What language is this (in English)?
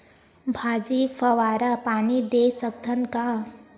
Chhattisgarhi